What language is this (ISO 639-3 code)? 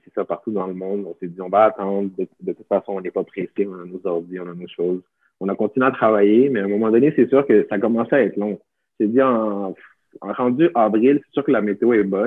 fra